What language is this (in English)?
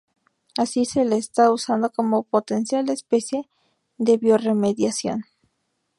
Spanish